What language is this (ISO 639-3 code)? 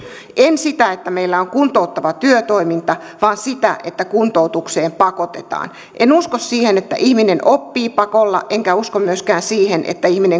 fin